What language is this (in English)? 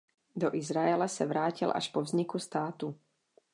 Czech